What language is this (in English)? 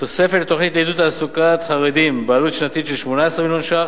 Hebrew